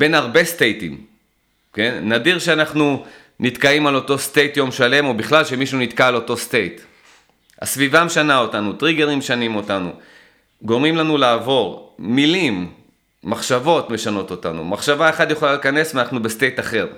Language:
Hebrew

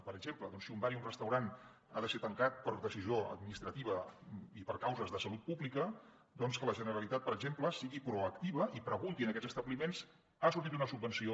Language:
Catalan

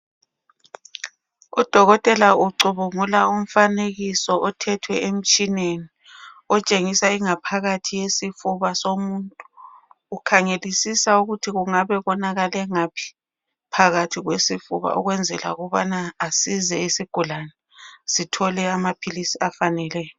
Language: North Ndebele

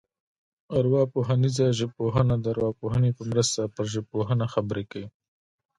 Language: Pashto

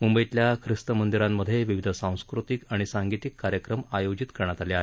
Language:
Marathi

